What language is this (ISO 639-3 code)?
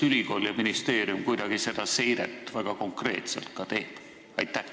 est